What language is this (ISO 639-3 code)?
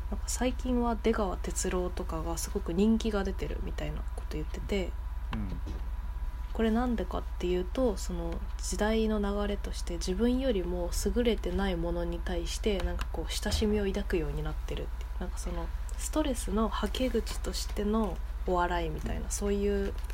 jpn